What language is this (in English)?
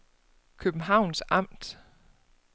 Danish